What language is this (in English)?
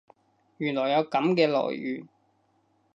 Cantonese